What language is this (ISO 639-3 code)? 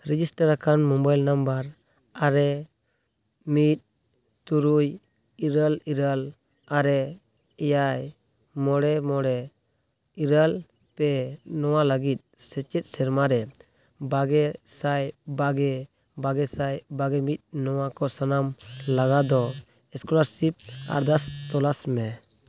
sat